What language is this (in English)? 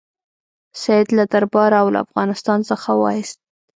Pashto